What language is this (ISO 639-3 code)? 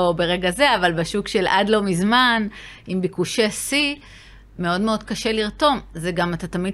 heb